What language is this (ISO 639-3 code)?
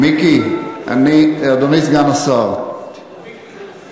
heb